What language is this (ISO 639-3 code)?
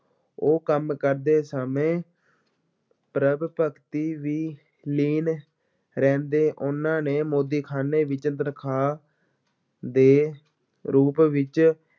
pan